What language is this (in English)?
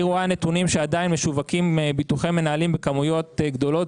Hebrew